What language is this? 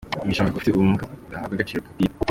Kinyarwanda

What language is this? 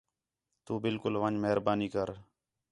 Khetrani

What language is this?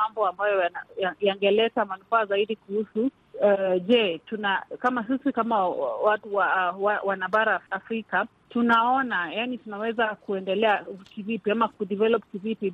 Swahili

